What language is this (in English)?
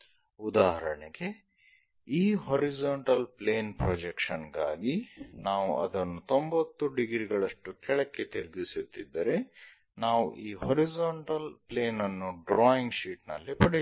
Kannada